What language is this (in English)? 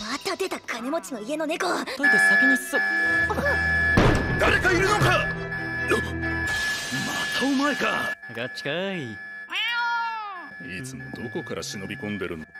Japanese